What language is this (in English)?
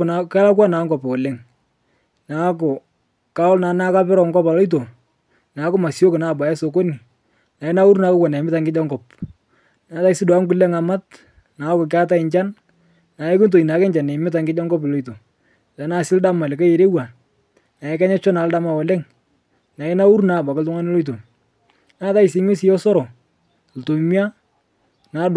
Masai